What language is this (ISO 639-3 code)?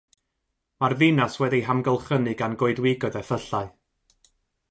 cym